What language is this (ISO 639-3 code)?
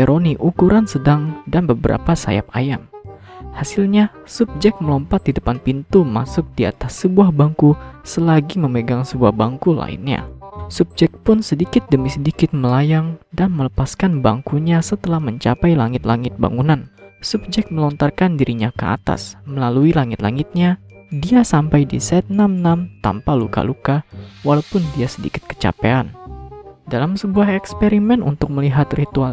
ind